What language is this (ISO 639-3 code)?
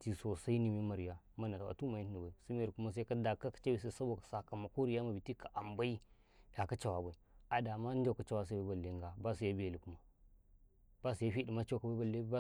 kai